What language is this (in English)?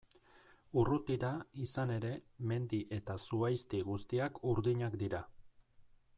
Basque